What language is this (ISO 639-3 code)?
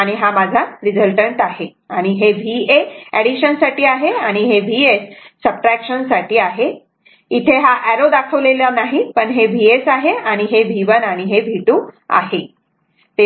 mar